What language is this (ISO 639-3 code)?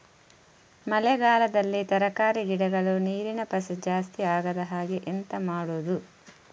kan